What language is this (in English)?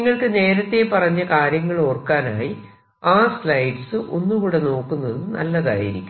Malayalam